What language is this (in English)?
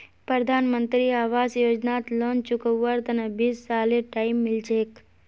Magahi